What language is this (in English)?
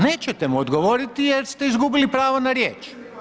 Croatian